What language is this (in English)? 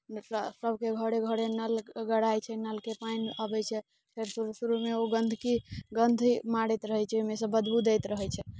Maithili